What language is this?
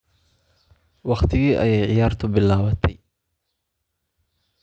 Somali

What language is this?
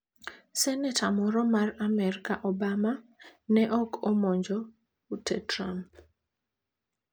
Luo (Kenya and Tanzania)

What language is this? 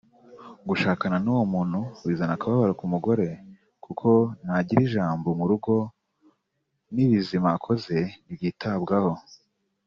Kinyarwanda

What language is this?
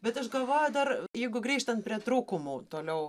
Lithuanian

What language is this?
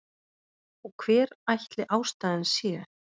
Icelandic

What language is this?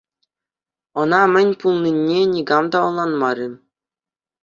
Chuvash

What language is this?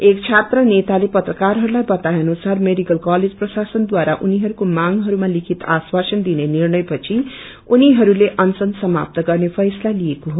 Nepali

